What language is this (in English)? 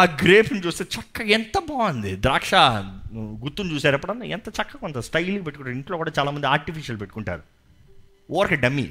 Telugu